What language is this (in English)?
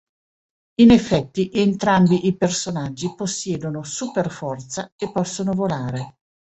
Italian